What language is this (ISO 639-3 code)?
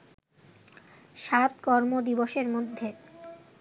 ben